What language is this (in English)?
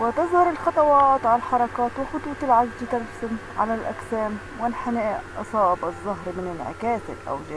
Arabic